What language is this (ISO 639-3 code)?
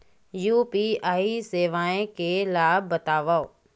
hne